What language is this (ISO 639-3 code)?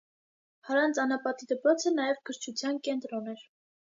hye